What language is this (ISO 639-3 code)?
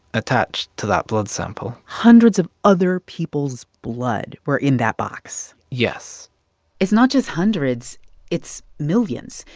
eng